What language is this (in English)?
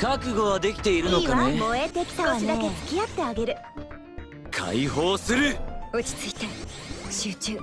Japanese